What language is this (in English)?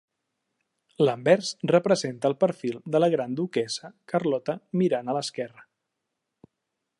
Catalan